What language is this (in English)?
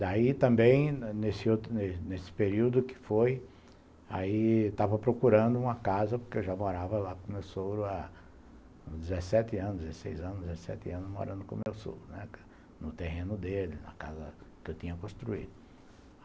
Portuguese